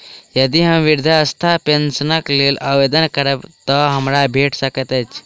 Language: Maithili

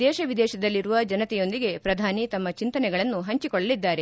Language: Kannada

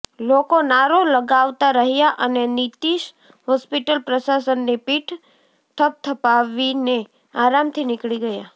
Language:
Gujarati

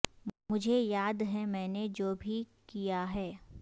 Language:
Urdu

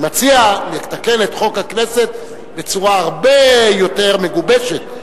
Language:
Hebrew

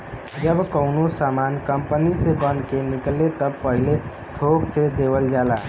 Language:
Bhojpuri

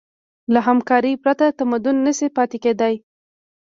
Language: Pashto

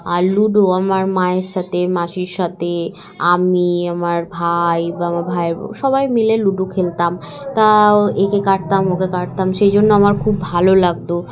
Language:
Bangla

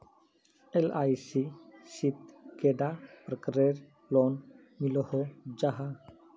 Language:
Magahi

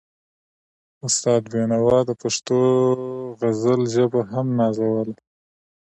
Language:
Pashto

